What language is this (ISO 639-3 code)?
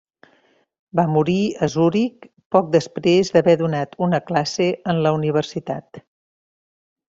cat